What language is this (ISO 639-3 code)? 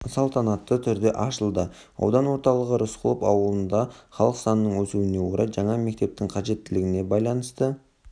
kaz